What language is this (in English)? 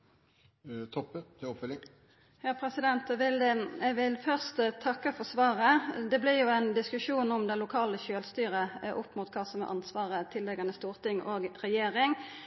Norwegian Nynorsk